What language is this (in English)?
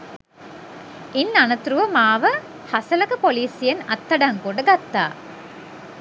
Sinhala